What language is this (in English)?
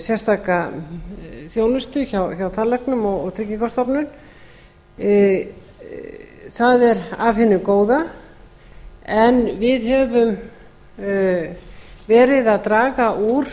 Icelandic